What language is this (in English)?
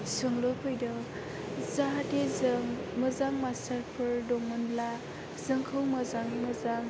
Bodo